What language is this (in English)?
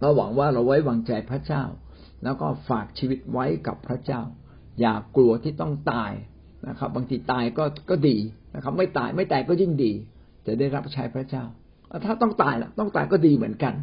Thai